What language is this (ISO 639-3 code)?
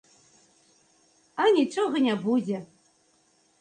bel